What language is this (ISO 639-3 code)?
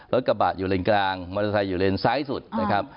tha